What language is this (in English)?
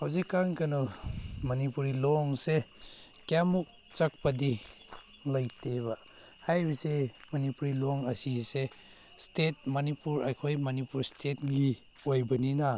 Manipuri